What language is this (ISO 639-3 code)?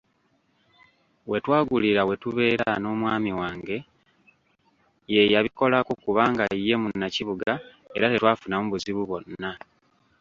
lug